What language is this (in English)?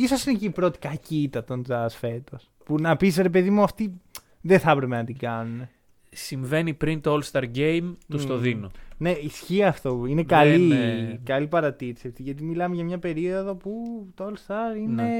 Greek